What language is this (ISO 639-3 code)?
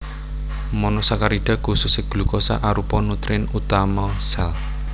jav